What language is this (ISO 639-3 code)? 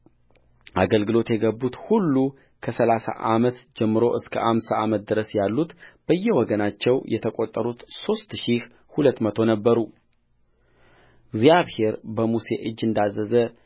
amh